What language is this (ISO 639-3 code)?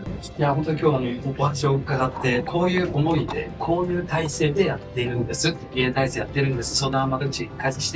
jpn